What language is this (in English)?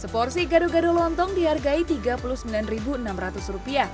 Indonesian